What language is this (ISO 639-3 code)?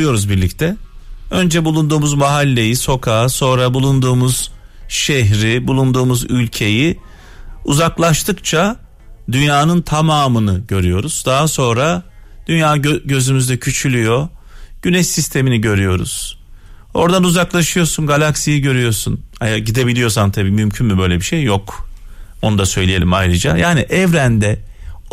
tur